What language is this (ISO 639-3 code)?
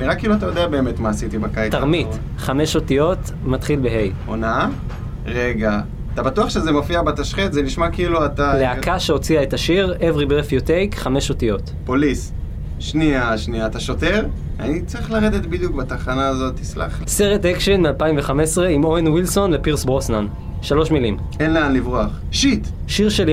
heb